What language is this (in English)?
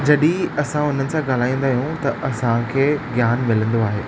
Sindhi